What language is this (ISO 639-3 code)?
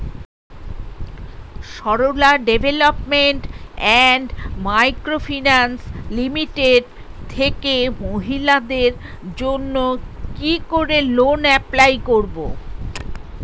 ben